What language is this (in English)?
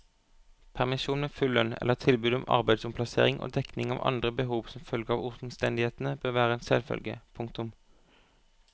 Norwegian